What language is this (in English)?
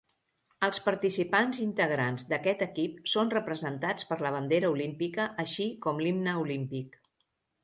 Catalan